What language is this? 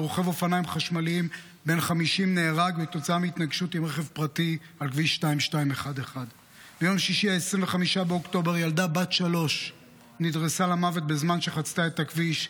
Hebrew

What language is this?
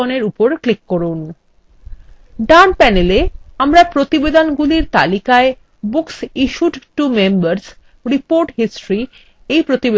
Bangla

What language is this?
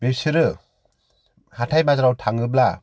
Bodo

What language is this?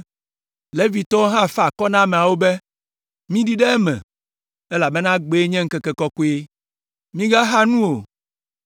Ewe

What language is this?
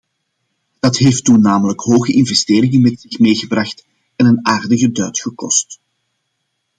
Dutch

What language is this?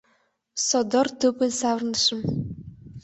Mari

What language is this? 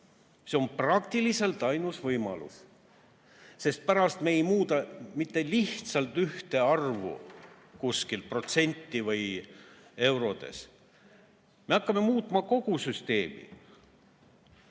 Estonian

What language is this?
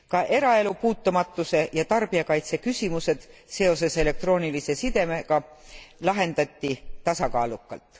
Estonian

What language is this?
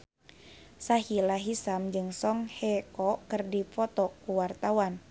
Sundanese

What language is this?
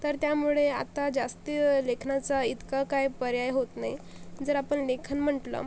Marathi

